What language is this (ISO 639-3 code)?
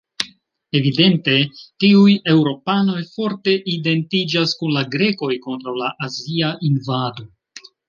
epo